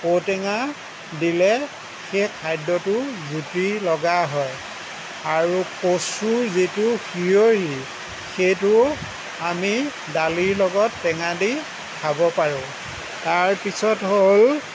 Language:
Assamese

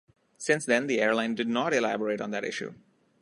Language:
English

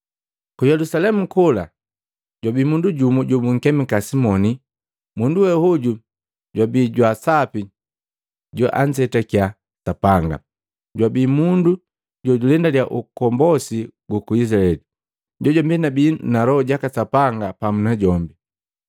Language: Matengo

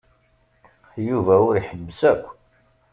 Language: Kabyle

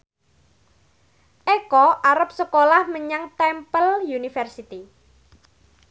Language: Javanese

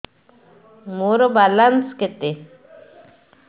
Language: Odia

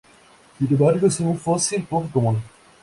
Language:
Spanish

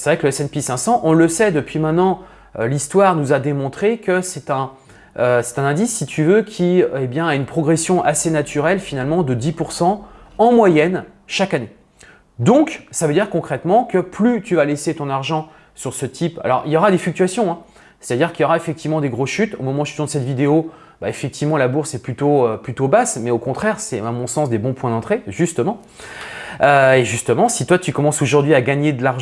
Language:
French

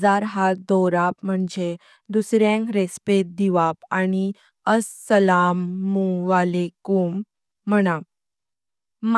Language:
Konkani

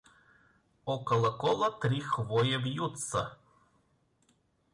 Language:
Russian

